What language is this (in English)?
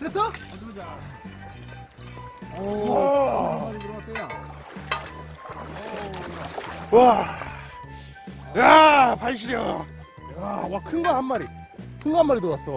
Korean